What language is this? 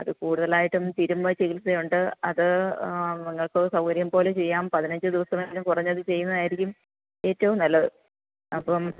Malayalam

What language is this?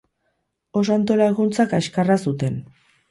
Basque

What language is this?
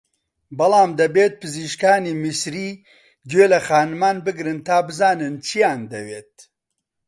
Central Kurdish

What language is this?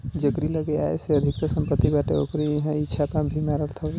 Bhojpuri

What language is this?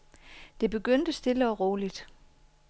Danish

